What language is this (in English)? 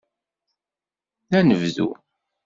Kabyle